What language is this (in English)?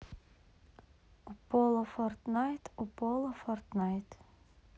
Russian